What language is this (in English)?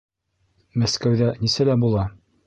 Bashkir